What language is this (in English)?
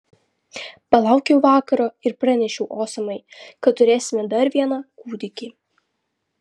Lithuanian